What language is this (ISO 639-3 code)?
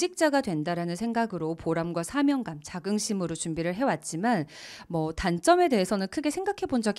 kor